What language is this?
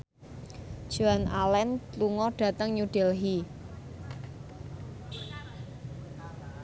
Javanese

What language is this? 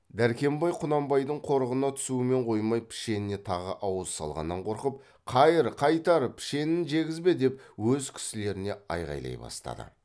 Kazakh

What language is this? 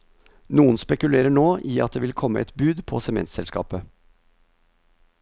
Norwegian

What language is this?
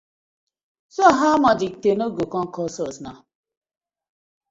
Nigerian Pidgin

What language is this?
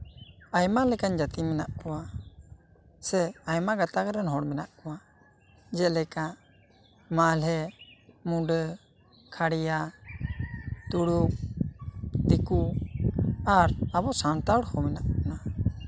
Santali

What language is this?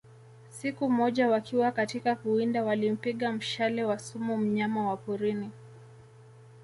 Swahili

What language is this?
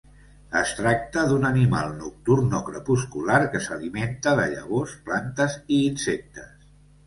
Catalan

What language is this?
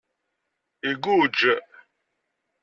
Kabyle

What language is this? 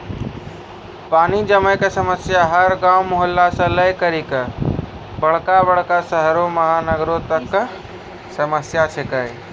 Maithili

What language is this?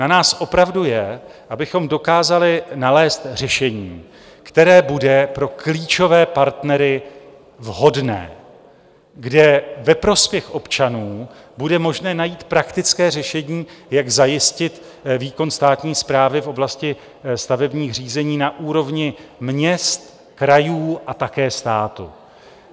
Czech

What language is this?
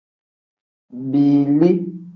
Tem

